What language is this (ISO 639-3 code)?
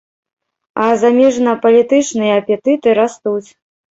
bel